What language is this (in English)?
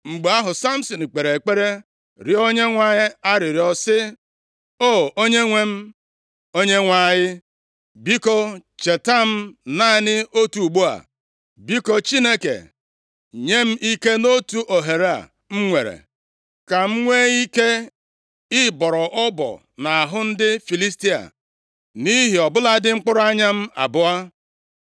Igbo